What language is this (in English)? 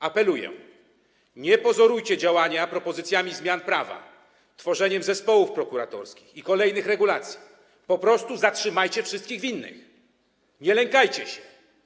Polish